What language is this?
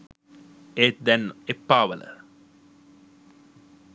Sinhala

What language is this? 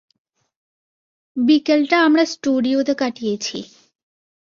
Bangla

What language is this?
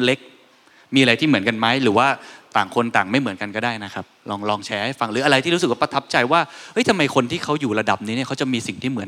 Thai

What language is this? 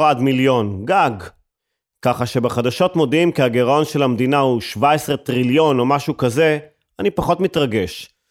Hebrew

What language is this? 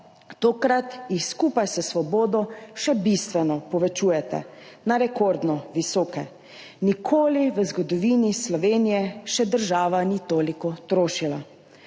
Slovenian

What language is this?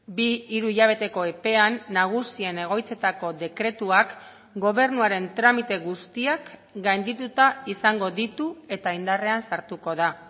Basque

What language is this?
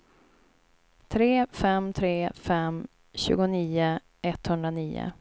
Swedish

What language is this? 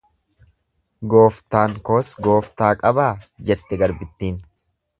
Oromo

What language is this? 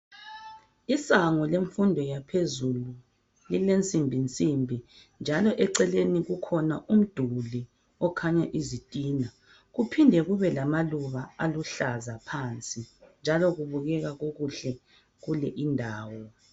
North Ndebele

